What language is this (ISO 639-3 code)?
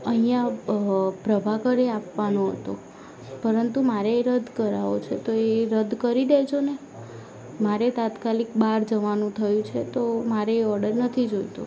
guj